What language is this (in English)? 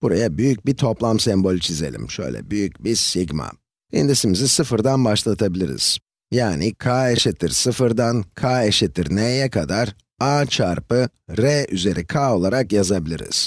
Turkish